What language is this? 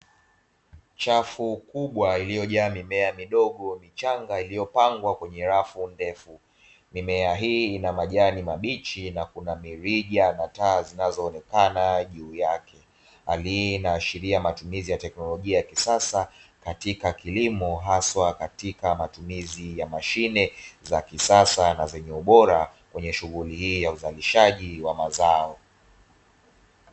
Swahili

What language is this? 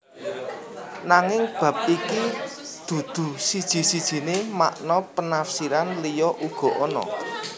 Javanese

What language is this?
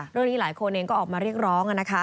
Thai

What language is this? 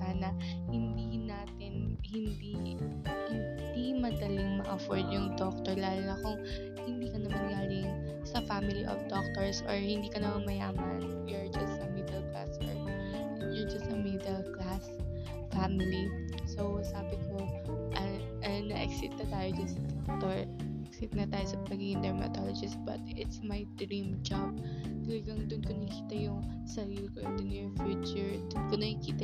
Filipino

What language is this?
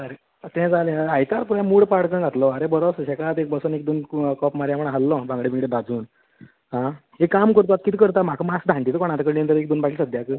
Konkani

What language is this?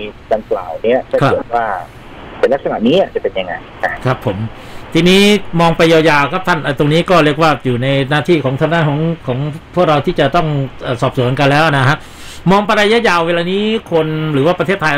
Thai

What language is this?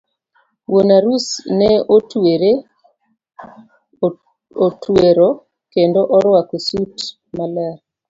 Luo (Kenya and Tanzania)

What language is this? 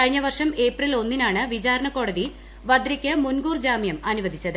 Malayalam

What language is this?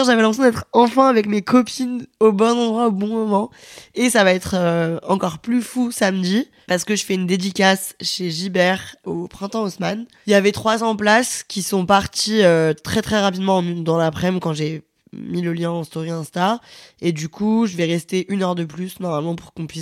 French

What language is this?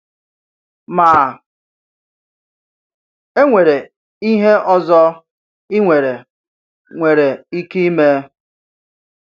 Igbo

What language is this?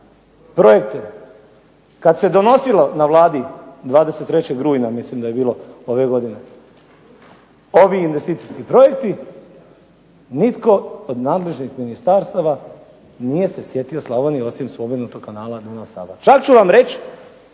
Croatian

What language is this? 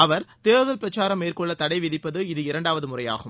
Tamil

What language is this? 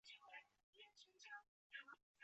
Chinese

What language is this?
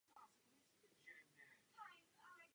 Czech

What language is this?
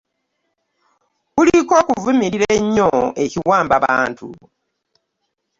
Ganda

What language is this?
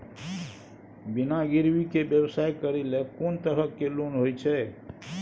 Maithili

